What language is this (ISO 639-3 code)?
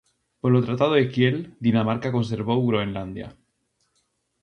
glg